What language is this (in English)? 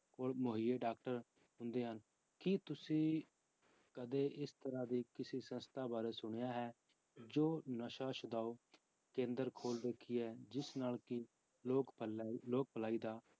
Punjabi